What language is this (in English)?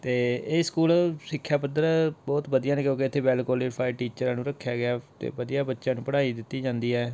Punjabi